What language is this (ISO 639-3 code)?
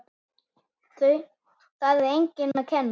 isl